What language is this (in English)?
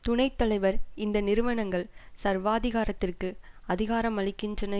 Tamil